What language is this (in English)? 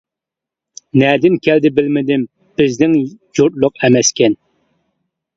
Uyghur